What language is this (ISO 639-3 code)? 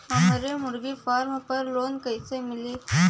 bho